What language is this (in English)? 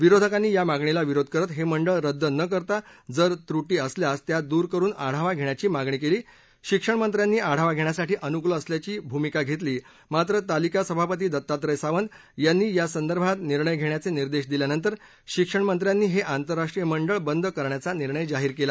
Marathi